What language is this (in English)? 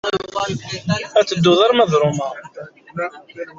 Kabyle